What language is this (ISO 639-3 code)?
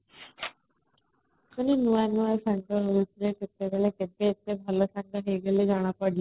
ori